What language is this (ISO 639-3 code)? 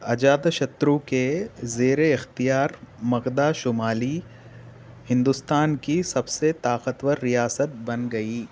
urd